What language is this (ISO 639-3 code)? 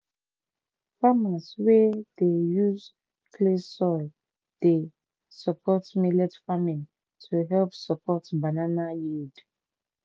pcm